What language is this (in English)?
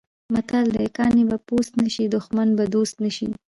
Pashto